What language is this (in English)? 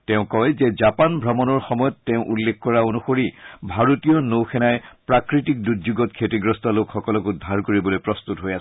Assamese